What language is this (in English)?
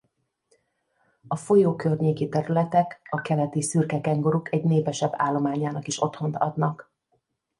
Hungarian